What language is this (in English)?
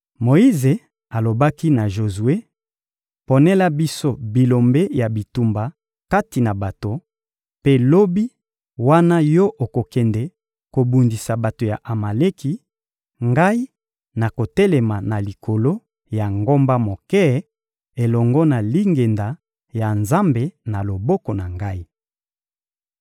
Lingala